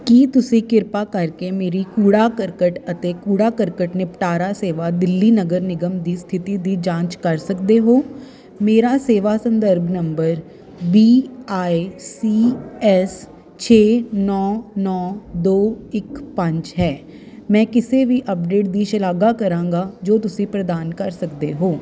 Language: Punjabi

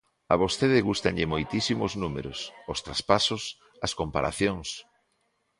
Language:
Galician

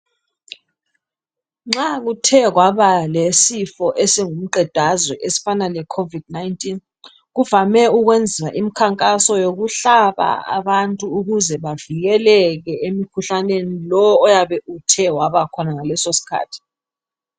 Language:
North Ndebele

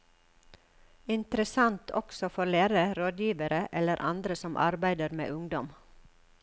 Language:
Norwegian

